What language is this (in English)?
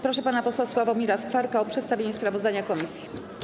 Polish